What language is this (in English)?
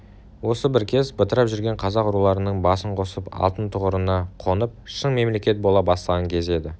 Kazakh